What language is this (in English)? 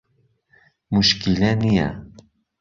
Central Kurdish